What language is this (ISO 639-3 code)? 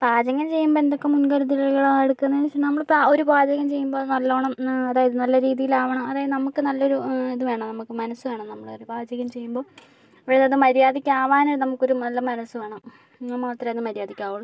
mal